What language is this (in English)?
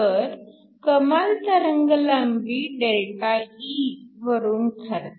Marathi